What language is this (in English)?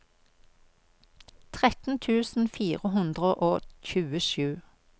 Norwegian